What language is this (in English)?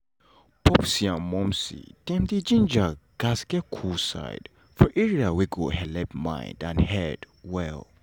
Nigerian Pidgin